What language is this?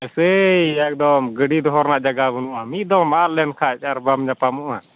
Santali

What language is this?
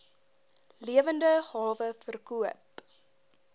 Afrikaans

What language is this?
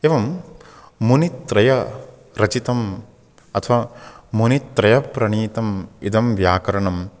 Sanskrit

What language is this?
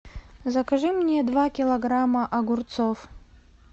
Russian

